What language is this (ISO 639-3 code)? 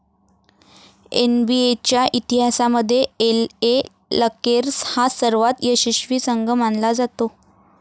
mar